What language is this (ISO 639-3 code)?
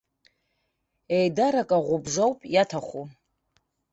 abk